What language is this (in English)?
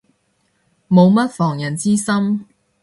Cantonese